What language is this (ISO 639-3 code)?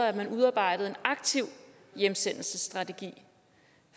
dan